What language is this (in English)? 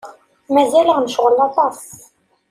Kabyle